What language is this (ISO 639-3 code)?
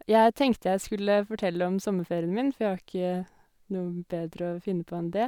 nor